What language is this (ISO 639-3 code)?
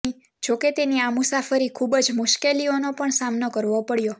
guj